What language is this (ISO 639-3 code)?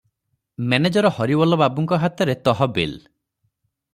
ori